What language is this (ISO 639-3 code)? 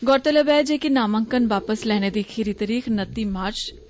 doi